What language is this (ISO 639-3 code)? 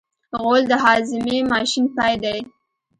pus